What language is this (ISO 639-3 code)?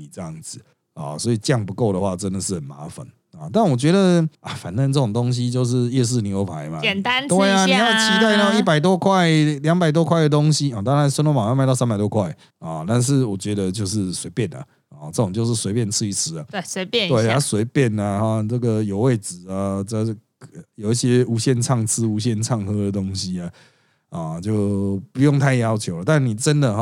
zho